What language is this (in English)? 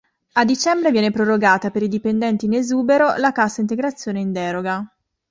Italian